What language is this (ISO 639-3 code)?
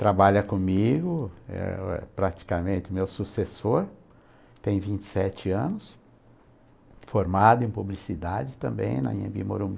por